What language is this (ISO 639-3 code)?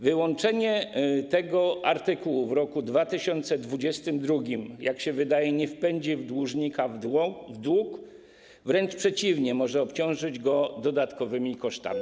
pol